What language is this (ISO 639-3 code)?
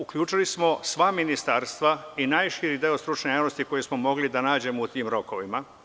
srp